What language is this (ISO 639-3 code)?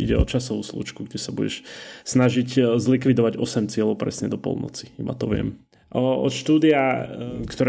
slk